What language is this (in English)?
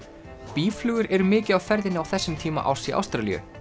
Icelandic